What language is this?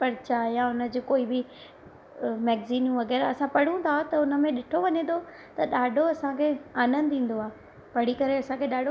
Sindhi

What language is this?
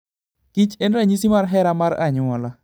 Luo (Kenya and Tanzania)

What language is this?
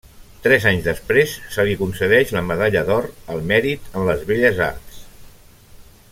Catalan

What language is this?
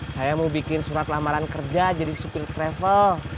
Indonesian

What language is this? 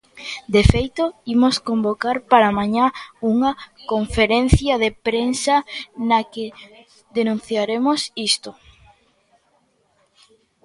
Galician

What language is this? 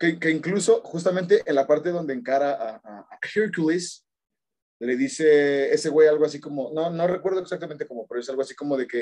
Spanish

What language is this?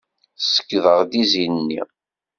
Kabyle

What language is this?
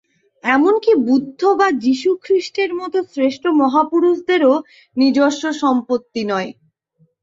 Bangla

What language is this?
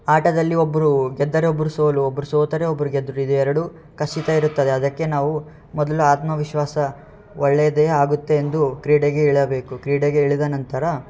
Kannada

